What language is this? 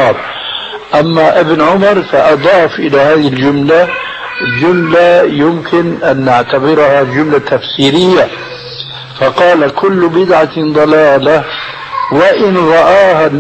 Arabic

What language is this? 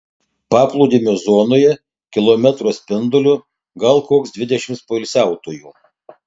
Lithuanian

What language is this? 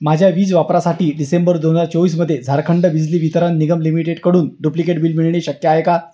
Marathi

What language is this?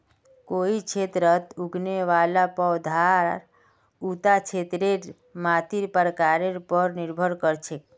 Magahi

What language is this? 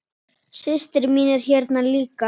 Icelandic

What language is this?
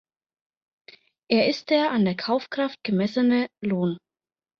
German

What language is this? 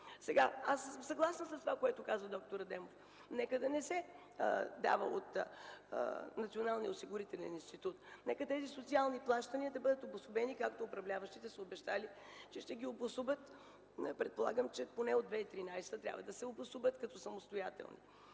Bulgarian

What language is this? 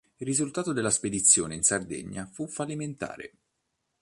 Italian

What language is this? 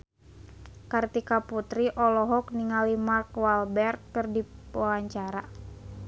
Sundanese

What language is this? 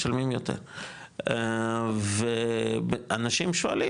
Hebrew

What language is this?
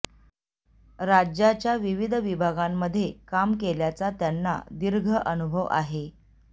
Marathi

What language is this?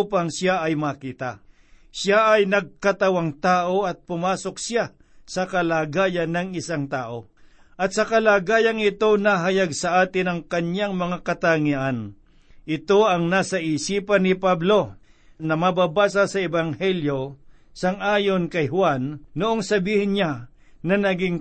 Filipino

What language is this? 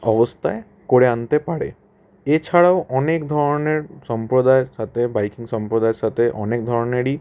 Bangla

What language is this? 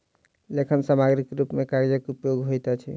Maithili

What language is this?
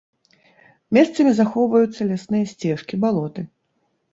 Belarusian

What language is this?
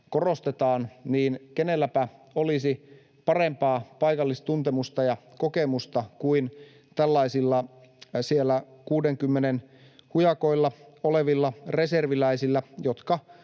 Finnish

